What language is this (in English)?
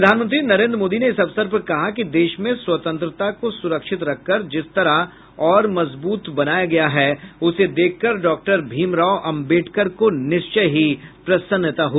Hindi